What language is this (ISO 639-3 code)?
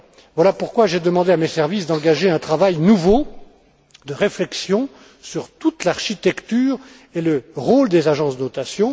fra